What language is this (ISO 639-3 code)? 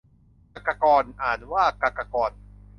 tha